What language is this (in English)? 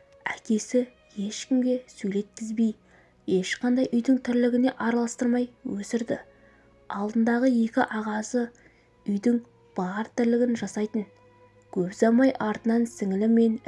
Turkish